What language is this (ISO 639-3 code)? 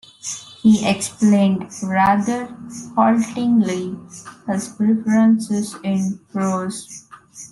eng